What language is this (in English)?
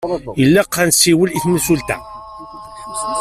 Kabyle